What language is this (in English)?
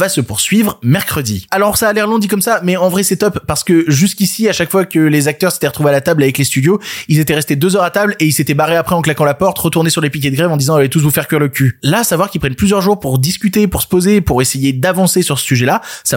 French